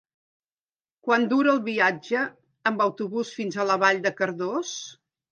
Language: Catalan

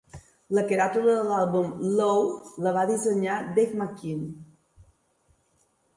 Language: Catalan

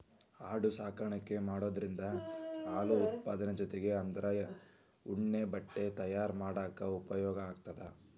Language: Kannada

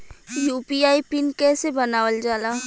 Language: Bhojpuri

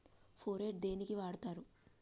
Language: Telugu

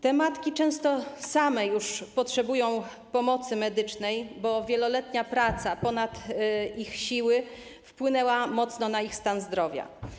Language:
Polish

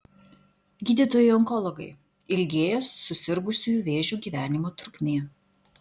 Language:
Lithuanian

